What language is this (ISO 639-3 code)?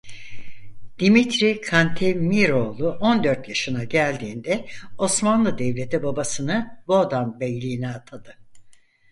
tur